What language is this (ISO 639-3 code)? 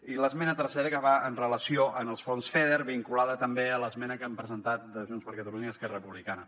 cat